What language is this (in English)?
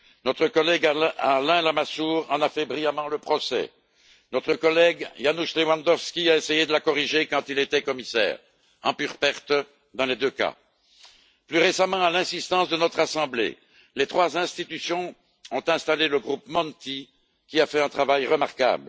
French